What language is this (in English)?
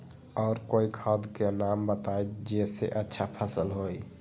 Magahi